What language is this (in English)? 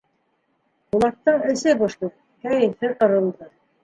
Bashkir